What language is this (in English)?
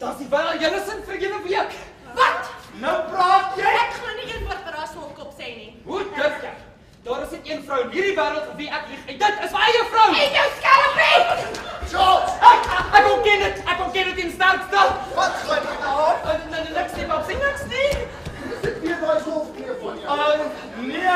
Dutch